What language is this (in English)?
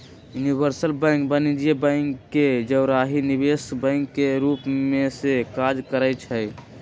Magahi